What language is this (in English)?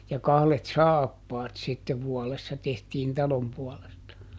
Finnish